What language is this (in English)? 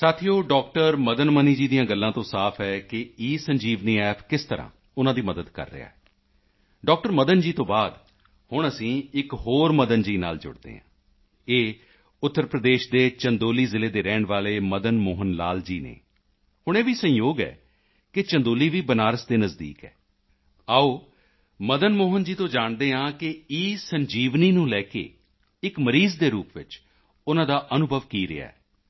Punjabi